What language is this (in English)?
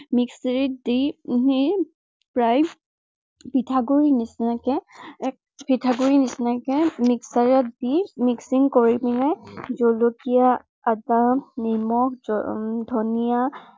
Assamese